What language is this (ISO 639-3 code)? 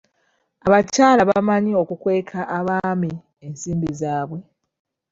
lug